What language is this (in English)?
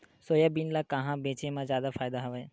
Chhattisgarhi